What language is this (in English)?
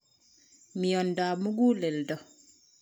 Kalenjin